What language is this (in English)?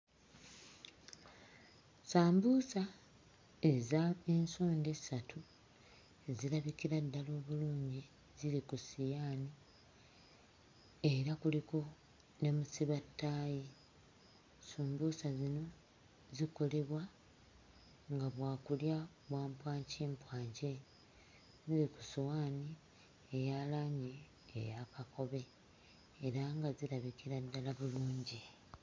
Ganda